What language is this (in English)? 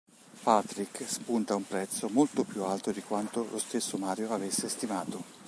Italian